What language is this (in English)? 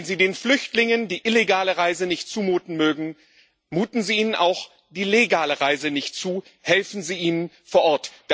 German